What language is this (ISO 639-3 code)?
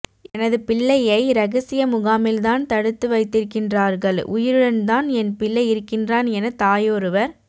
tam